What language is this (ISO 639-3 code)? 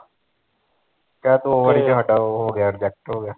pan